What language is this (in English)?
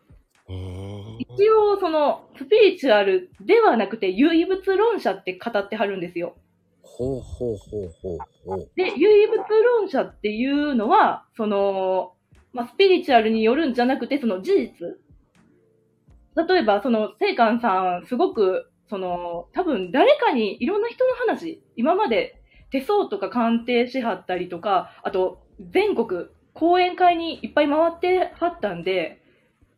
Japanese